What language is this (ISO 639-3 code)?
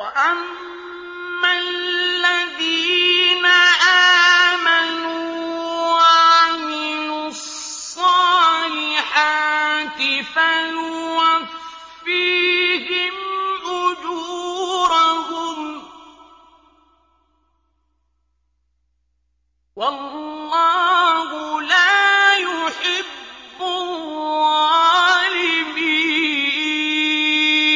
ara